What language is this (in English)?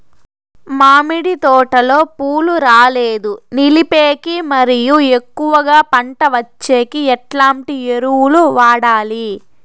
Telugu